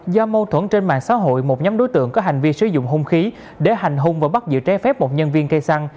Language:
Vietnamese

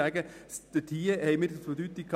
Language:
Swiss German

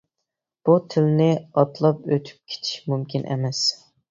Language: Uyghur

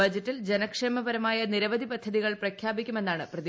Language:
Malayalam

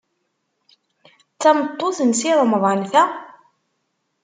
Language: Kabyle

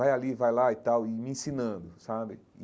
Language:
Portuguese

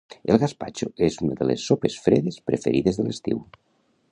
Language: Catalan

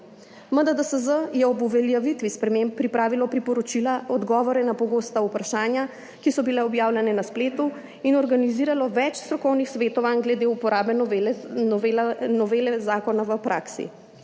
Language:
Slovenian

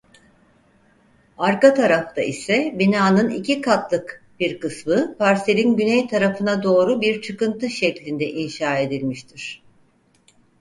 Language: Turkish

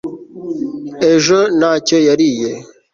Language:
Kinyarwanda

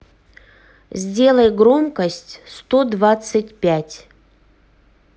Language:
Russian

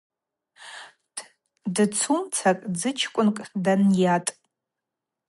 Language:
Abaza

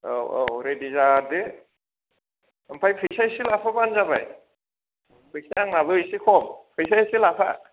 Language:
Bodo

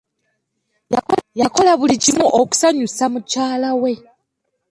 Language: Ganda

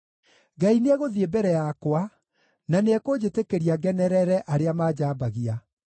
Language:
Kikuyu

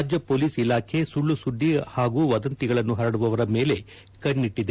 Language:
Kannada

